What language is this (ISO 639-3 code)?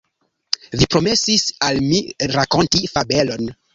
epo